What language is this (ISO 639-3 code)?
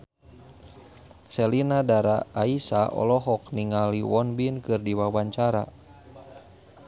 sun